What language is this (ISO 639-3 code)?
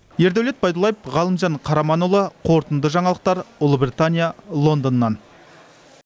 kaz